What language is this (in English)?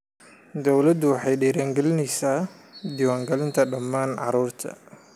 Somali